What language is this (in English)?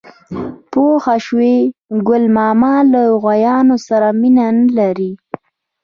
Pashto